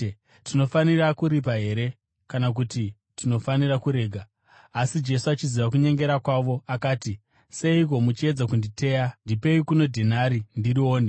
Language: Shona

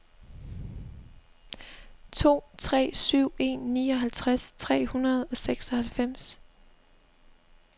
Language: Danish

